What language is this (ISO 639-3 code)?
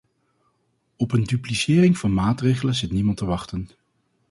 nld